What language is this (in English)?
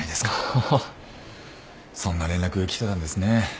Japanese